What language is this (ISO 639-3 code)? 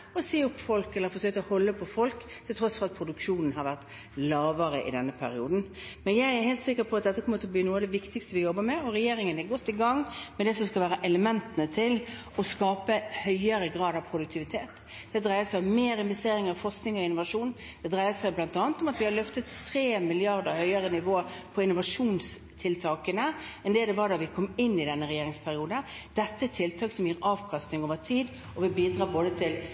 nob